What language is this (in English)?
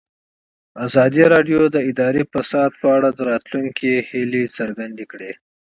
Pashto